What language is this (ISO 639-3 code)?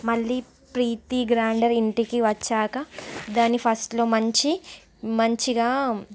tel